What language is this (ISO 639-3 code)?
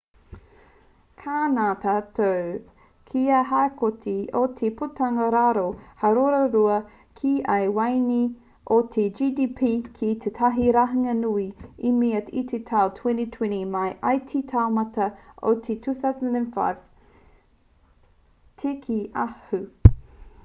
mri